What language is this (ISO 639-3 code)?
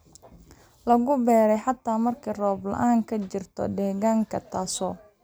som